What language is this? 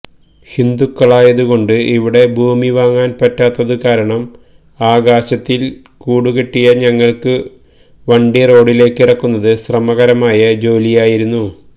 Malayalam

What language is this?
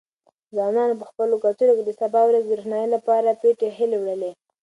Pashto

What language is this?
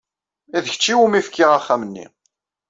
Kabyle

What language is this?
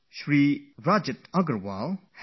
English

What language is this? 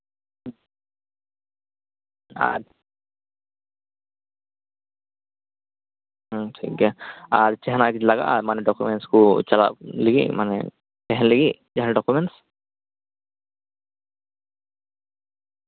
Santali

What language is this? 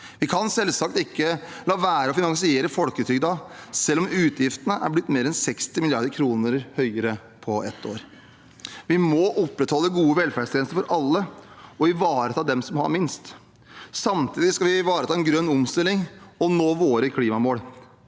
Norwegian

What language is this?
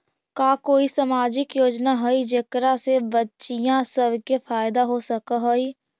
Magahi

